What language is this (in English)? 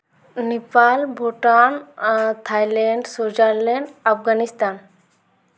Santali